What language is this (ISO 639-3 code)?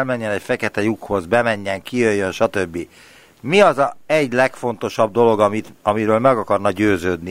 hun